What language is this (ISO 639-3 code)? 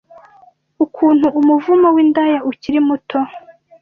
kin